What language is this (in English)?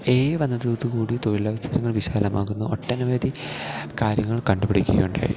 Malayalam